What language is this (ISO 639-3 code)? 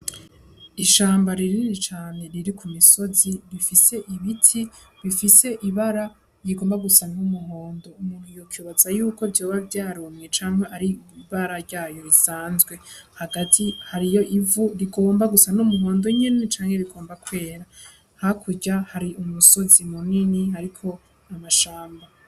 run